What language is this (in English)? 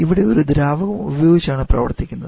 Malayalam